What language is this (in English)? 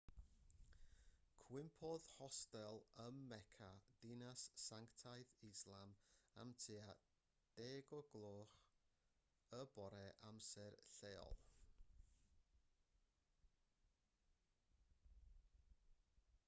Welsh